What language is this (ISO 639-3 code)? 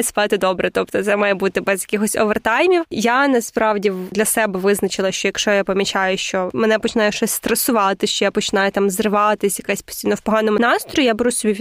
ukr